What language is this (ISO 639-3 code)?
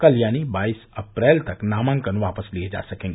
hin